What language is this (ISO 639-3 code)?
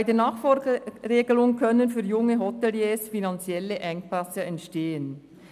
gsw